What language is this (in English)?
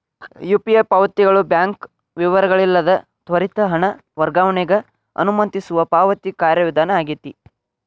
Kannada